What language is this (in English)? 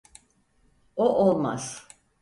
Turkish